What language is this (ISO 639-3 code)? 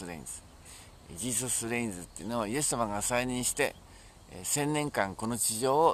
jpn